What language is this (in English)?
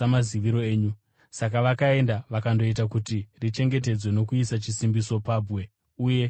Shona